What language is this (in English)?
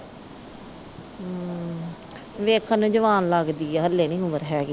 Punjabi